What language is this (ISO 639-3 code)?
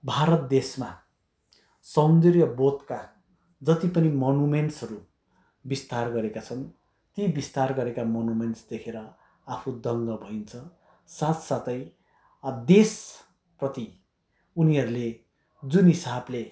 nep